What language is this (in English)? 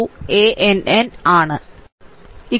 Malayalam